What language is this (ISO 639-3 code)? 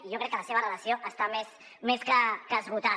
cat